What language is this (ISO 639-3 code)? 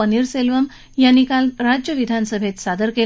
mar